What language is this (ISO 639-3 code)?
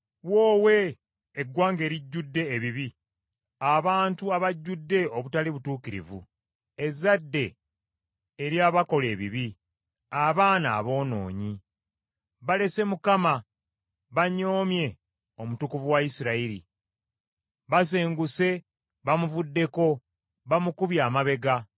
lug